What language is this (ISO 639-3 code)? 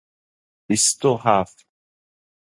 fas